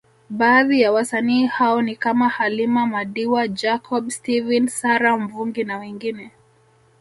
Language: Swahili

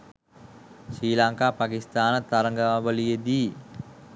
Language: Sinhala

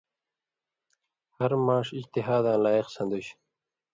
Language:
Indus Kohistani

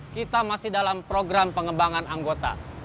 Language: Indonesian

